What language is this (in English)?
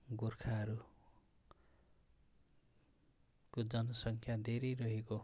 Nepali